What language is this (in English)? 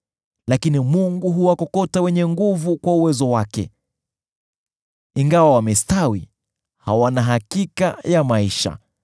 Swahili